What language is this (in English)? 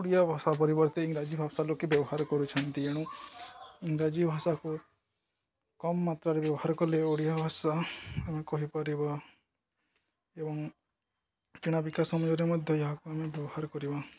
Odia